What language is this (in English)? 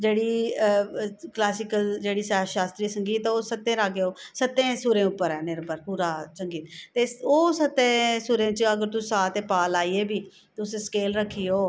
Dogri